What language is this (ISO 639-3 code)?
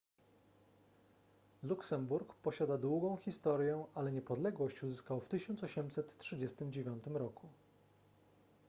pol